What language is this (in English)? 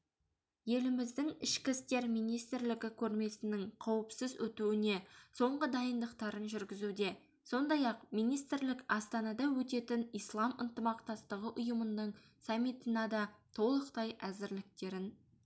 Kazakh